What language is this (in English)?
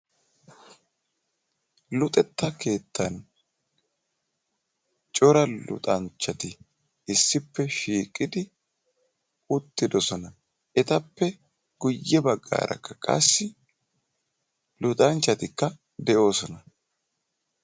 Wolaytta